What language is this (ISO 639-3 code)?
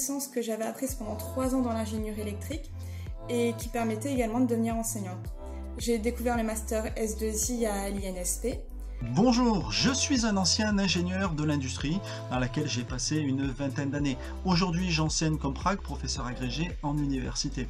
fra